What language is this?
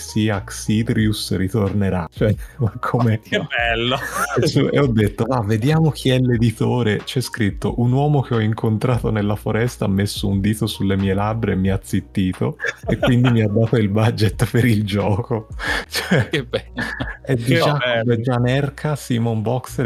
Italian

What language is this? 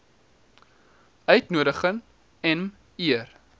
Afrikaans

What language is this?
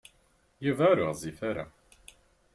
Kabyle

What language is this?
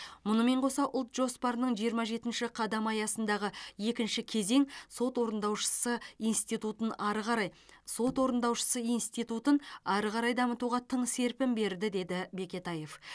Kazakh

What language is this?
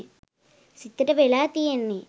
Sinhala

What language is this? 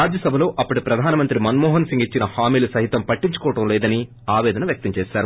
Telugu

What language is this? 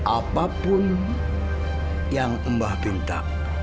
Indonesian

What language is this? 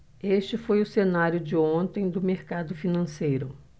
Portuguese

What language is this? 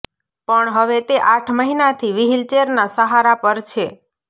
Gujarati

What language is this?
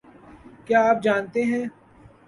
Urdu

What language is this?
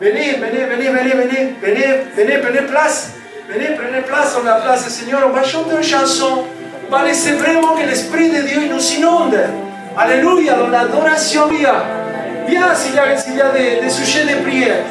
French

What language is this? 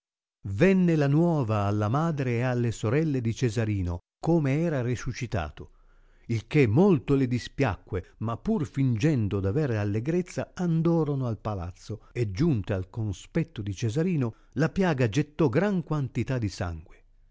Italian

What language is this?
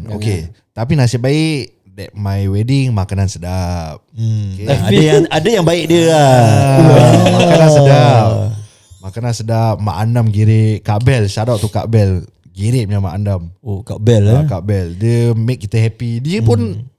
Malay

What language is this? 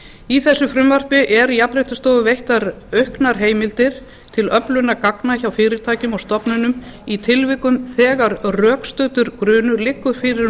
Icelandic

